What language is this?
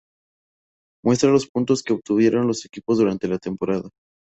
Spanish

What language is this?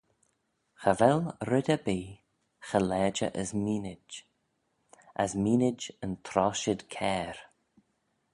Manx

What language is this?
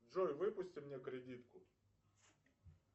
Russian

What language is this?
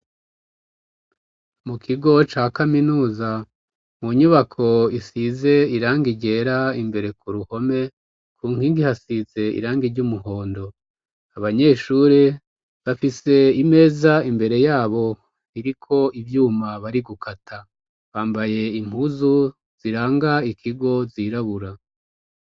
Rundi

